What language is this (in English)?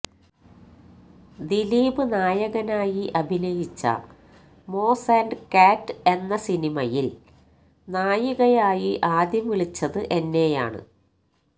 Malayalam